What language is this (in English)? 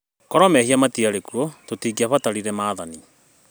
Kikuyu